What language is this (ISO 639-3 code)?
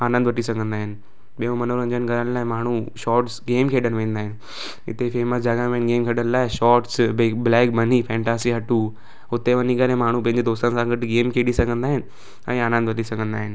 snd